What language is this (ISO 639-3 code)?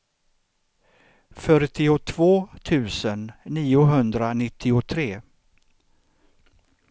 swe